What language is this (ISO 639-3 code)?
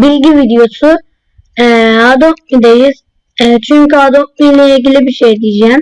tur